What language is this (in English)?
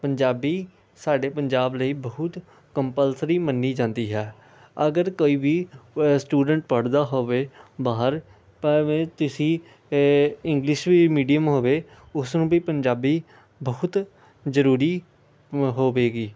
Punjabi